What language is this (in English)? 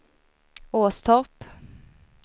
Swedish